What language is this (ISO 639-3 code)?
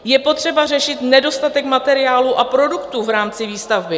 ces